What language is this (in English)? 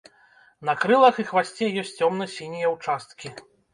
Belarusian